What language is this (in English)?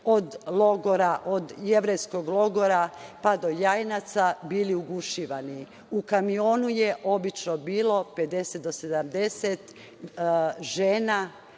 Serbian